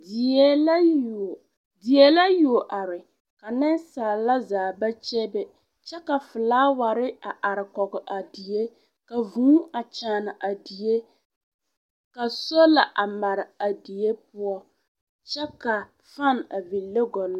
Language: Southern Dagaare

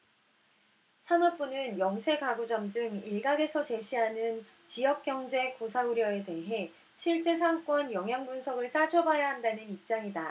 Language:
Korean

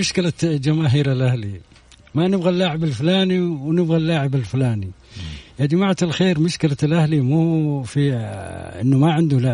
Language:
Arabic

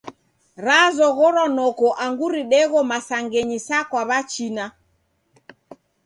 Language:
Taita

